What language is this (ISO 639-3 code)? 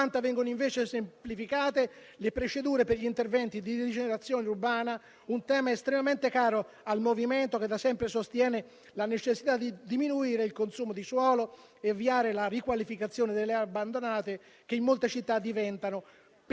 ita